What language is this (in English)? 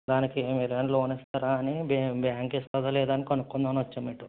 Telugu